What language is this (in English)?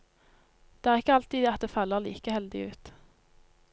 Norwegian